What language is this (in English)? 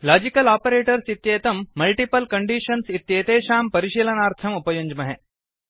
Sanskrit